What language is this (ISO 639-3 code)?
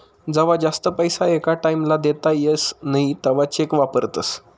mar